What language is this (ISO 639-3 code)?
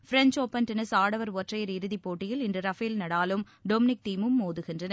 tam